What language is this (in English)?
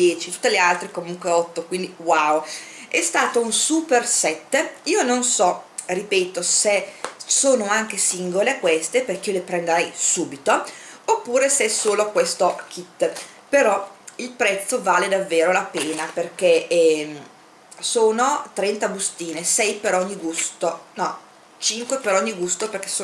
Italian